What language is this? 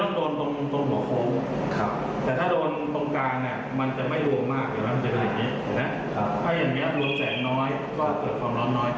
Thai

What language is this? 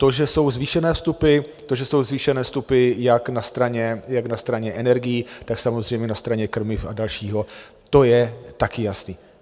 Czech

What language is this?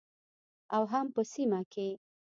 Pashto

